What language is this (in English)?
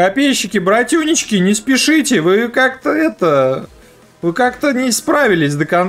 Russian